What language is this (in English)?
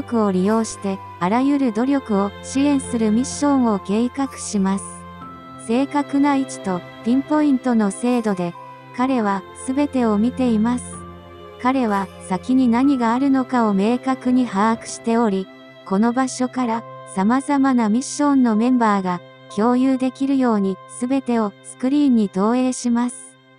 Japanese